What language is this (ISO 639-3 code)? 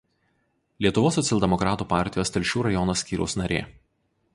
lit